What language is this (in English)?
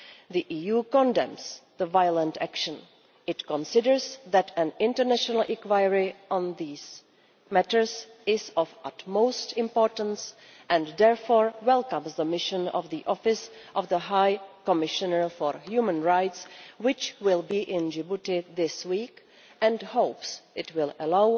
English